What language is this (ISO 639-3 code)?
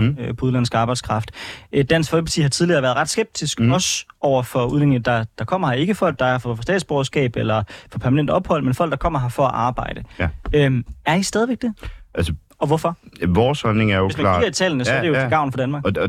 dan